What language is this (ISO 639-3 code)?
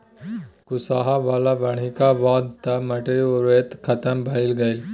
mai